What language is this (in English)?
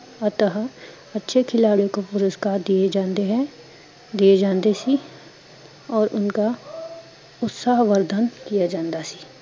Punjabi